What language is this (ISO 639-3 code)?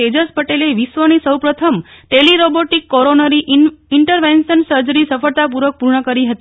guj